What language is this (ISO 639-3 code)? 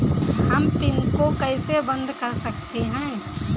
hin